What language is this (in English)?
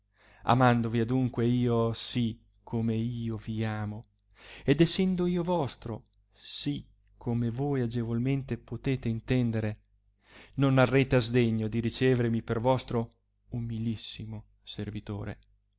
Italian